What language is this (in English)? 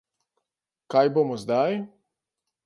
Slovenian